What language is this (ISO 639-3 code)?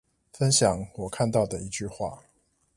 zho